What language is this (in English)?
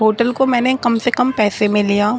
Urdu